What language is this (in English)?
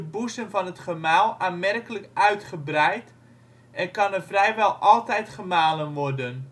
Dutch